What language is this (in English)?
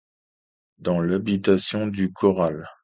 French